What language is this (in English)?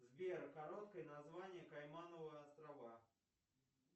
Russian